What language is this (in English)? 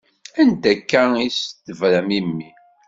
Kabyle